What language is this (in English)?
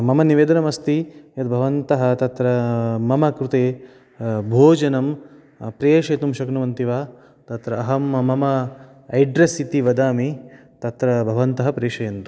Sanskrit